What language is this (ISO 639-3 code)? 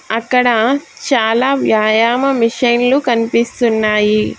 tel